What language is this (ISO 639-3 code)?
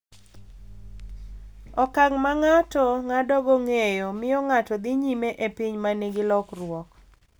luo